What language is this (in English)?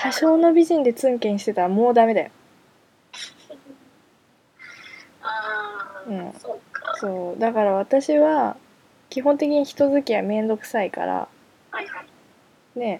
Japanese